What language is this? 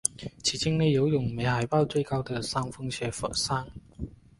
Chinese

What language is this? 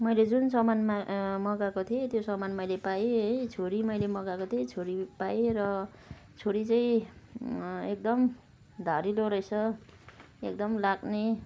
Nepali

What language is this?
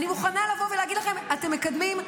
Hebrew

